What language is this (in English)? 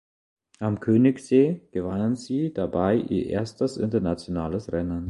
German